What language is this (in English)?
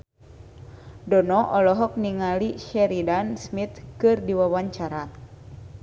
Sundanese